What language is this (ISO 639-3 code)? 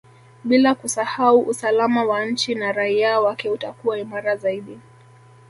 swa